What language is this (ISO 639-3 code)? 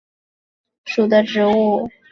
zho